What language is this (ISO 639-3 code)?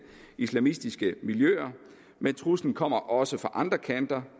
dan